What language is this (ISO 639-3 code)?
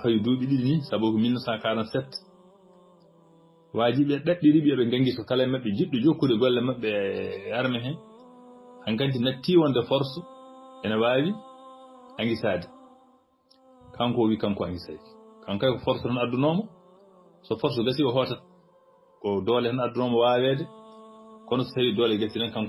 ara